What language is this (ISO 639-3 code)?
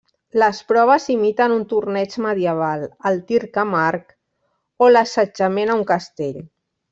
cat